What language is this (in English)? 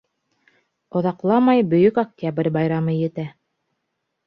Bashkir